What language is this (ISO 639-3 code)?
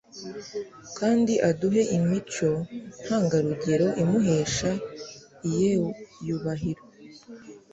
kin